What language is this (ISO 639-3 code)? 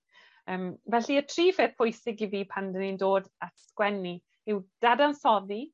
cym